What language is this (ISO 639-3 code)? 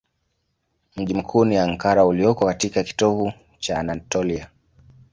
swa